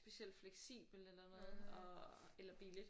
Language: Danish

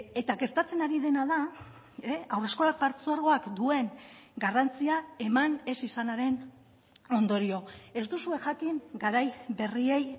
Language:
Basque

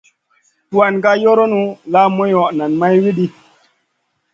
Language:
Masana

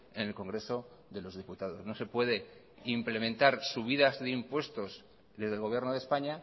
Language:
Spanish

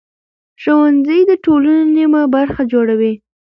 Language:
Pashto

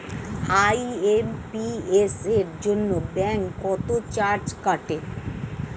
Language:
Bangla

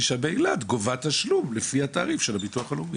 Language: Hebrew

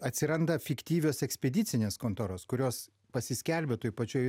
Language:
Lithuanian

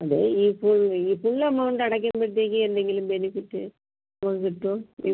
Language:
Malayalam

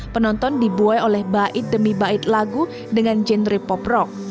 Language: Indonesian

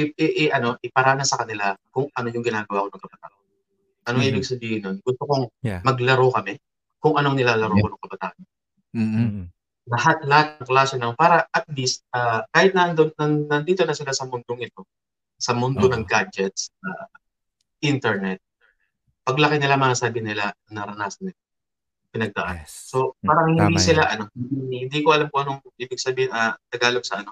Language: Filipino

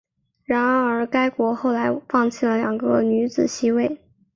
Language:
Chinese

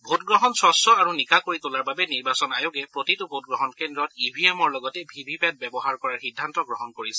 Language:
Assamese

